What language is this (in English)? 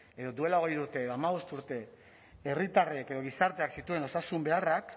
Basque